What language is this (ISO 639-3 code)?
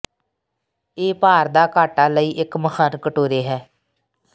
pan